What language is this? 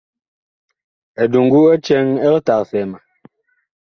Bakoko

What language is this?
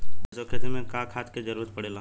Bhojpuri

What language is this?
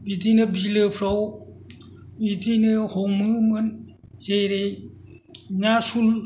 Bodo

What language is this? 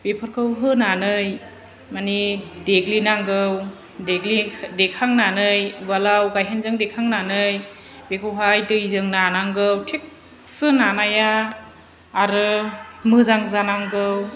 Bodo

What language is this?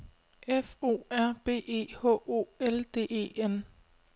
Danish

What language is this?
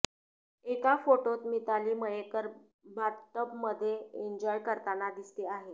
Marathi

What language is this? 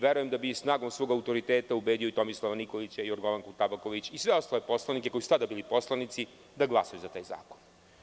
Serbian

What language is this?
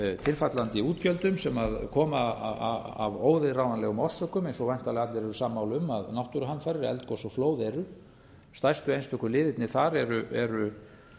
Icelandic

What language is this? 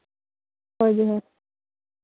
Santali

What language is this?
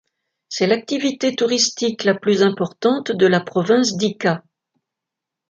French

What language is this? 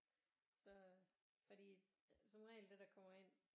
Danish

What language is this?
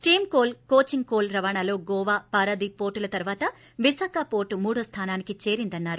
Telugu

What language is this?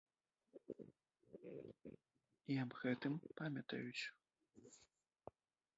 Belarusian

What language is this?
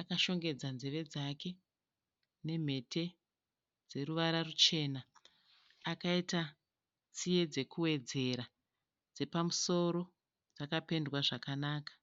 Shona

